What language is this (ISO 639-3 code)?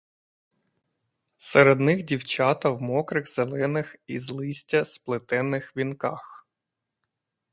ukr